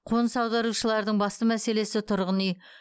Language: Kazakh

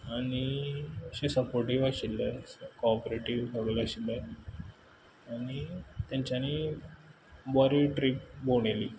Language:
Konkani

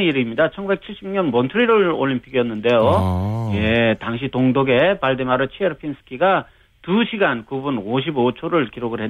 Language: Korean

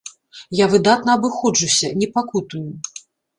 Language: Belarusian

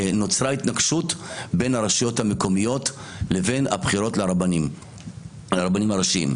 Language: Hebrew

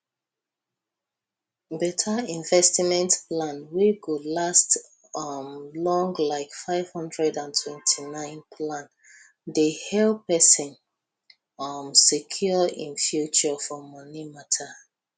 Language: Nigerian Pidgin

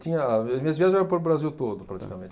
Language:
Portuguese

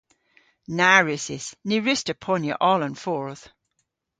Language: Cornish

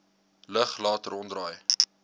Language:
Afrikaans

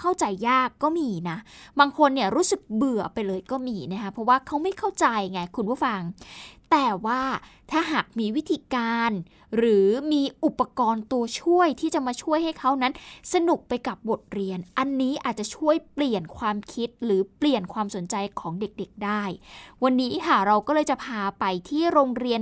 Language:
Thai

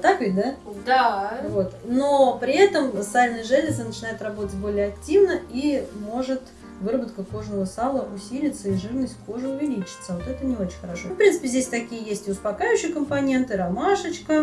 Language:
Russian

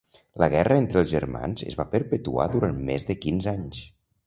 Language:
Catalan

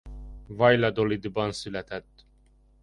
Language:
Hungarian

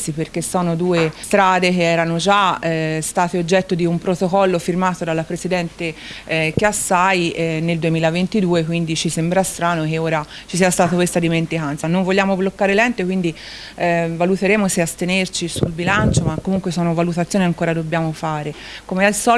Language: Italian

